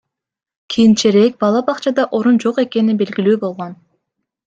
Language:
Kyrgyz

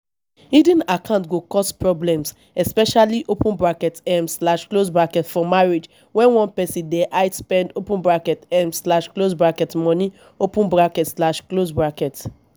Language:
Nigerian Pidgin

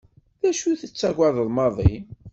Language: Kabyle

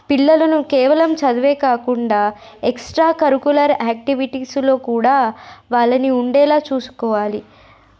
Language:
Telugu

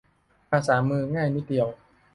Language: Thai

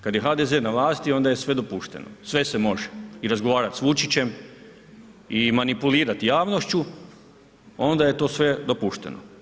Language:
Croatian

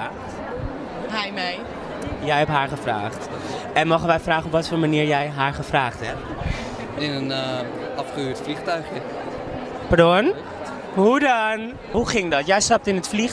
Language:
Dutch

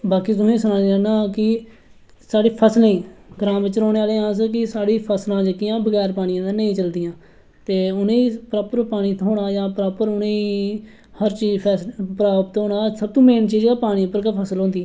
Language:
Dogri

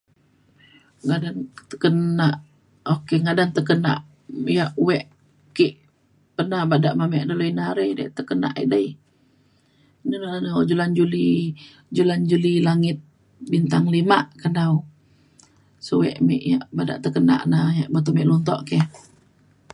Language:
Mainstream Kenyah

